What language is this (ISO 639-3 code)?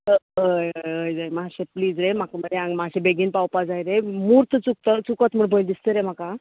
kok